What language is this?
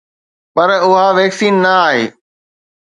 Sindhi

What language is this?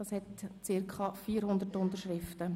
Swiss German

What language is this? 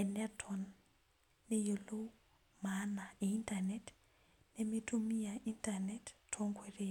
Masai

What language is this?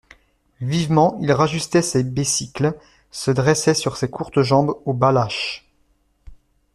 French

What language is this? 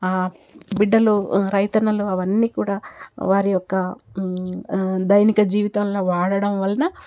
Telugu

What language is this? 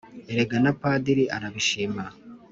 Kinyarwanda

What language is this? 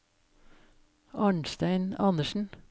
Norwegian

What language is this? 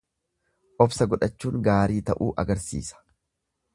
Oromo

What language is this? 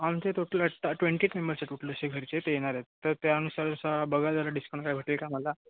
Marathi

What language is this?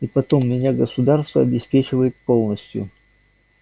Russian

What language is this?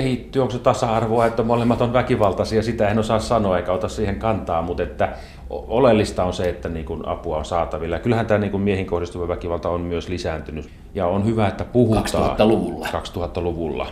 Finnish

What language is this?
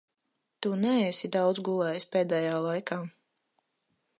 Latvian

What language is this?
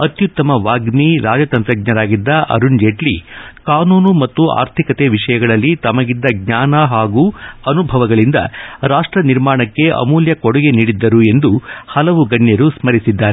Kannada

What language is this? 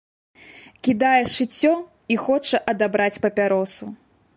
Belarusian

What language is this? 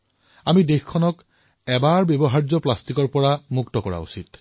Assamese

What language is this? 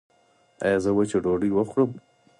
Pashto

